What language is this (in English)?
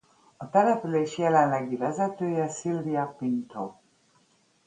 Hungarian